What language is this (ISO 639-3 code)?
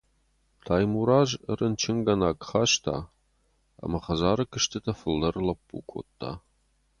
oss